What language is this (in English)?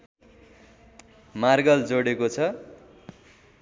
Nepali